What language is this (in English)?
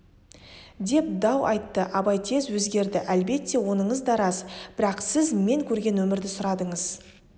Kazakh